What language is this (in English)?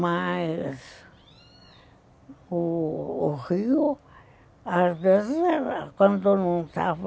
Portuguese